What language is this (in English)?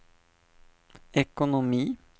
Swedish